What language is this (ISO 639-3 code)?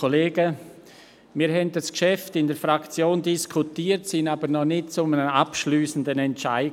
gsw